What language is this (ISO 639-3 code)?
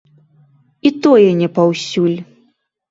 bel